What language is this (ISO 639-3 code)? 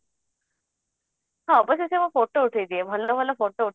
ori